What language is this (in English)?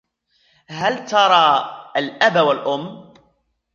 Arabic